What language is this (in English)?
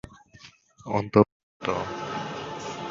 Bangla